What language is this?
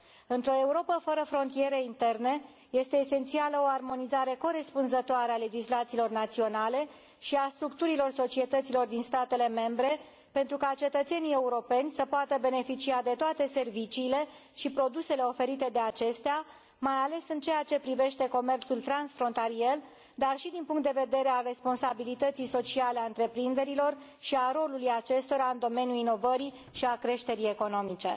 Romanian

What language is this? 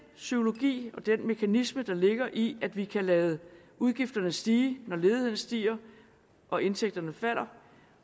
Danish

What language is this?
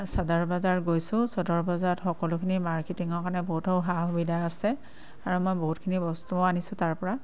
Assamese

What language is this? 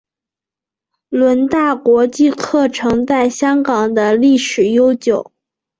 Chinese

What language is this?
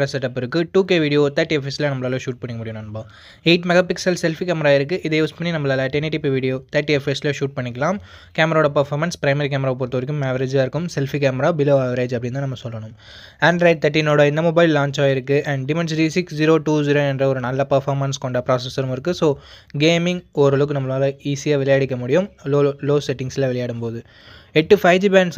Tamil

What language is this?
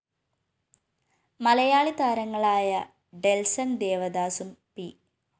Malayalam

